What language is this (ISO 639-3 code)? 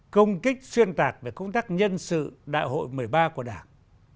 vie